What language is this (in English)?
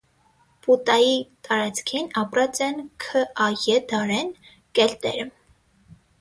Armenian